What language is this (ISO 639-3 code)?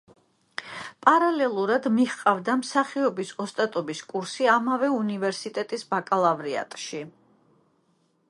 kat